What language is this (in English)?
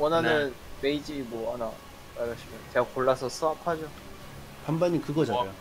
Korean